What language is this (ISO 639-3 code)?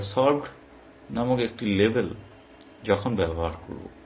ben